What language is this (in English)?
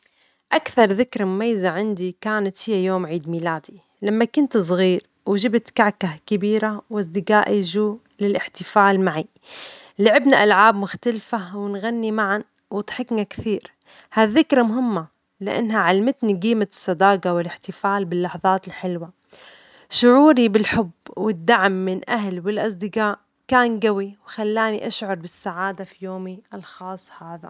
Omani Arabic